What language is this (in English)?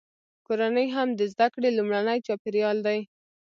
Pashto